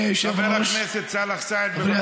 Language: Hebrew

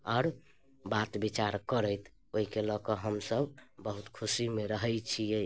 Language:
Maithili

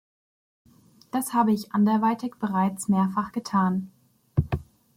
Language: German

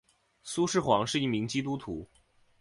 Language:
Chinese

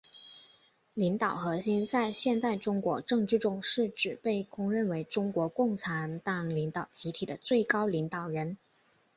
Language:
Chinese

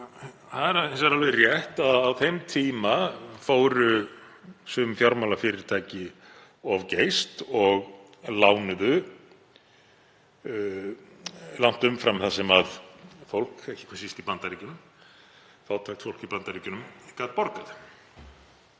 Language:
Icelandic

